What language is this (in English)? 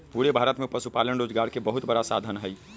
Magahi